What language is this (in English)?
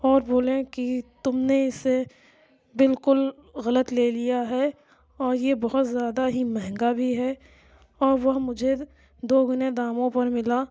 Urdu